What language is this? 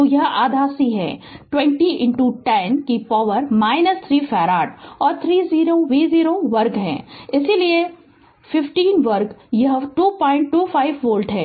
Hindi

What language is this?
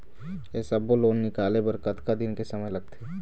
Chhattisgarhi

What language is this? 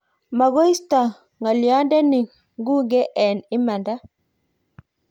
Kalenjin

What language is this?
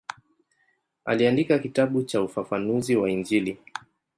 Swahili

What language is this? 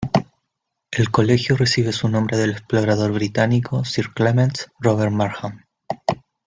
Spanish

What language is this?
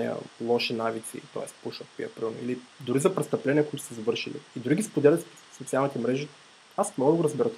Bulgarian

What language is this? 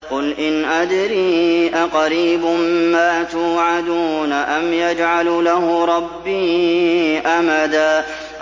Arabic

